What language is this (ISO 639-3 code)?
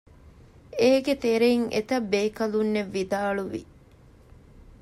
div